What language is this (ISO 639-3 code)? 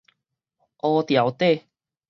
nan